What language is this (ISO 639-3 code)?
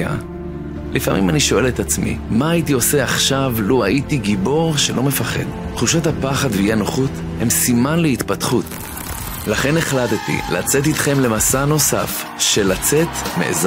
heb